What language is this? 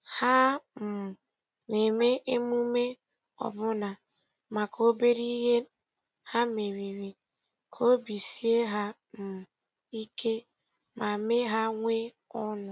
Igbo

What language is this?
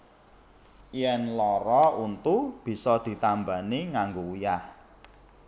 Javanese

